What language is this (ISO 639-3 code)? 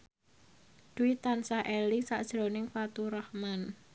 jav